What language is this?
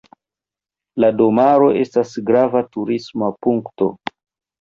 Esperanto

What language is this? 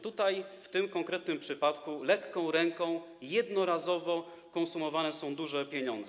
Polish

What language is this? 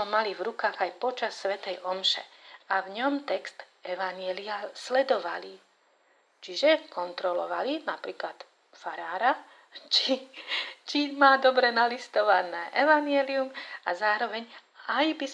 Slovak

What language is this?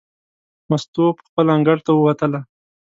Pashto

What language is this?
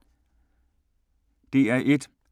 Danish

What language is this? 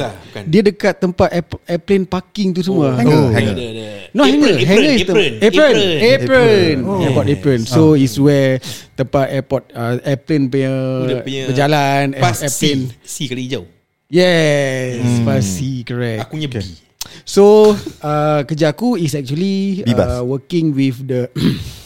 Malay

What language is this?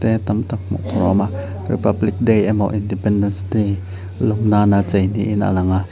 Mizo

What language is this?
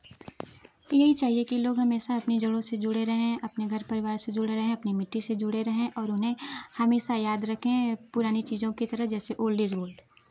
Hindi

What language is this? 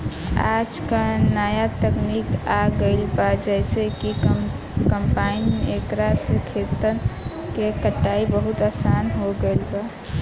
Bhojpuri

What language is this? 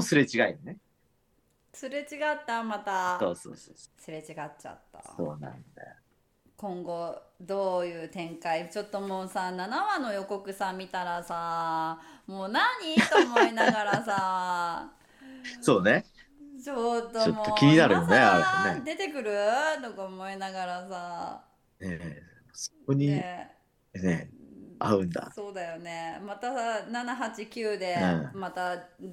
Japanese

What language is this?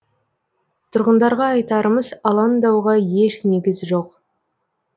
Kazakh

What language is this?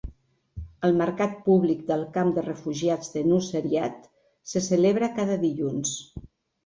Catalan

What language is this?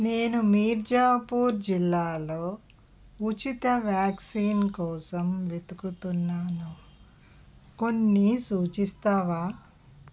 Telugu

